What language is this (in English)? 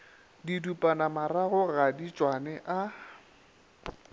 Northern Sotho